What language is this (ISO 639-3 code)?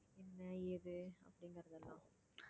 tam